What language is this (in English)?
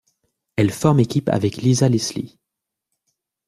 French